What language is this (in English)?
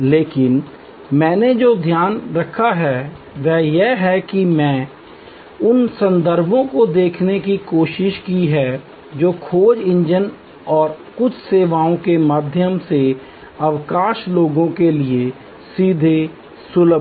Hindi